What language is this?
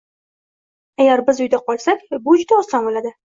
Uzbek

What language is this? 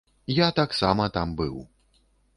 Belarusian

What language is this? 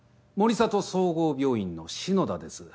Japanese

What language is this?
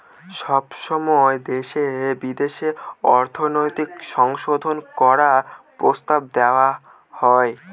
Bangla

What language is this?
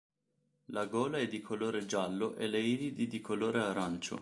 Italian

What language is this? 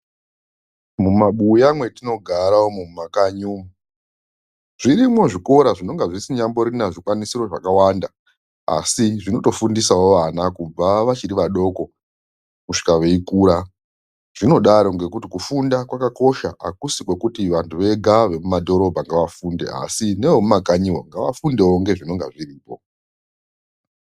Ndau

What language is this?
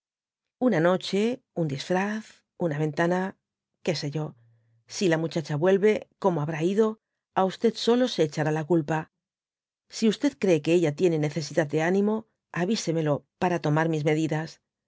Spanish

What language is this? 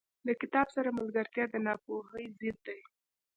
Pashto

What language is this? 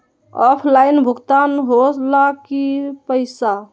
Magahi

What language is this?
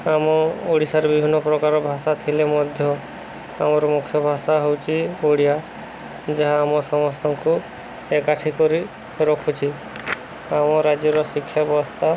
Odia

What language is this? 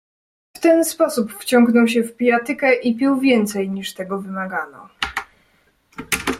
Polish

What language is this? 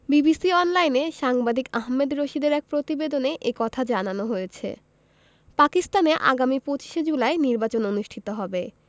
Bangla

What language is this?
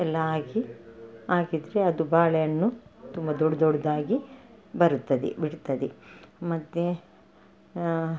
Kannada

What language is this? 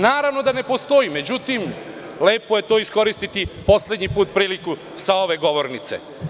Serbian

